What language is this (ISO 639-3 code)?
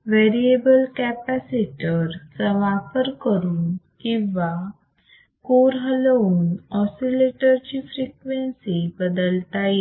mar